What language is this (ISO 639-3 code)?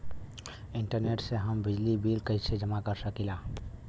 bho